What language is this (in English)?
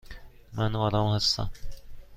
Persian